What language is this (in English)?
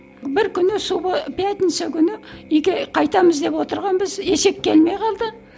Kazakh